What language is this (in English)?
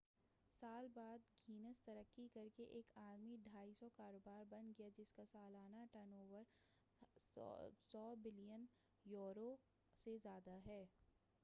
Urdu